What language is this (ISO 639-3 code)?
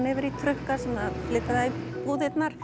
isl